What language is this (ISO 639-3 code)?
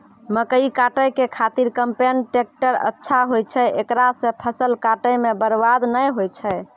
mai